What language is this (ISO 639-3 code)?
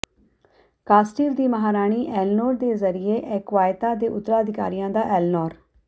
pan